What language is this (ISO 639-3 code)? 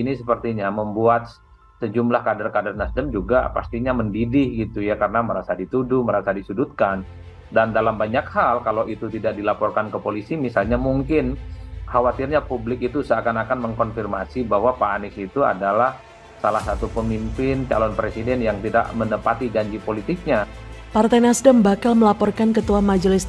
ind